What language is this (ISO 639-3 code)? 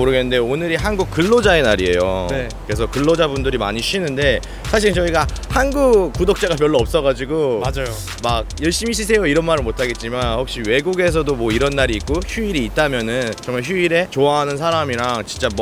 kor